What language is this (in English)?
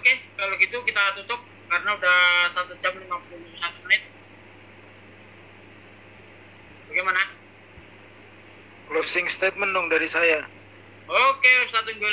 Indonesian